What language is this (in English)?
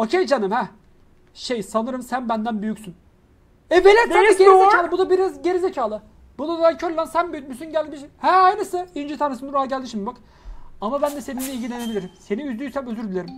Turkish